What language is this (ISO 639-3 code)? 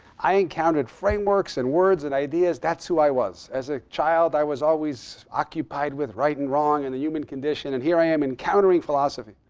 eng